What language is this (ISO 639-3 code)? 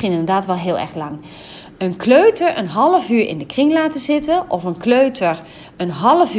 nld